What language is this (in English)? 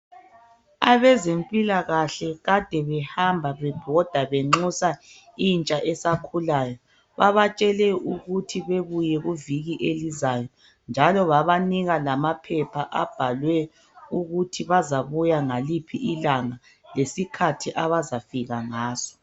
North Ndebele